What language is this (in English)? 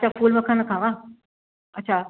Sindhi